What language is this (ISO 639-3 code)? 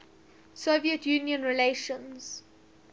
eng